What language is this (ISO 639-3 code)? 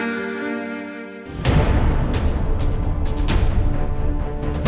ind